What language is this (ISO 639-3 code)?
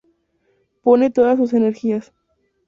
spa